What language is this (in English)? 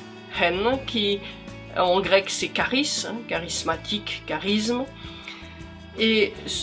French